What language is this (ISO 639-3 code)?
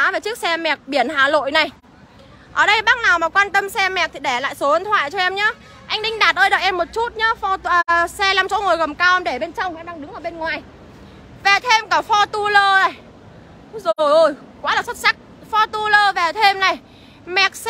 vie